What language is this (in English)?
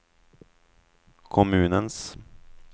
Swedish